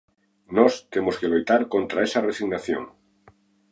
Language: Galician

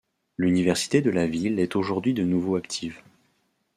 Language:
French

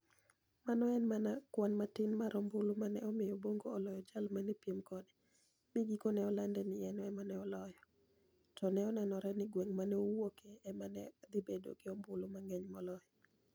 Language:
Luo (Kenya and Tanzania)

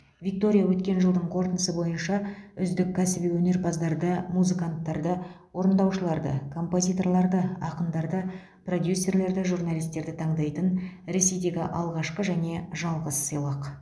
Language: Kazakh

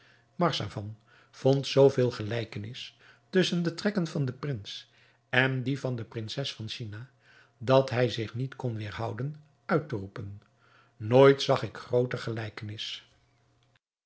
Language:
Dutch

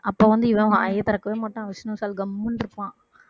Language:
Tamil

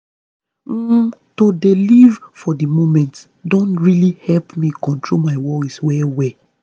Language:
Nigerian Pidgin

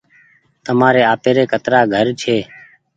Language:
Goaria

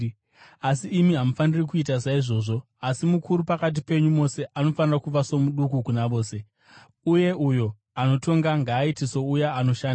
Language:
Shona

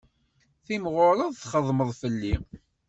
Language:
Kabyle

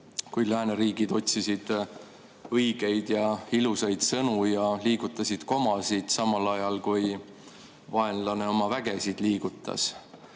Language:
Estonian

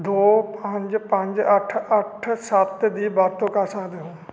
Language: Punjabi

